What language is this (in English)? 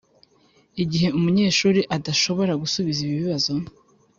Kinyarwanda